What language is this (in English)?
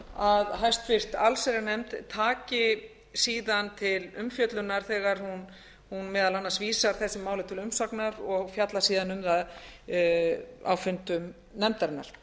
Icelandic